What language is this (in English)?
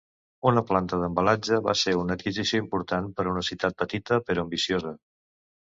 Catalan